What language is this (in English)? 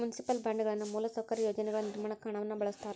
Kannada